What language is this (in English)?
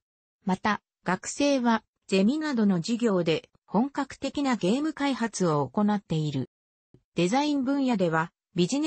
Japanese